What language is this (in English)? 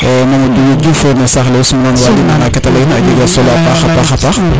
Serer